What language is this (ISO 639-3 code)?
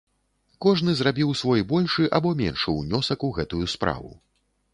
bel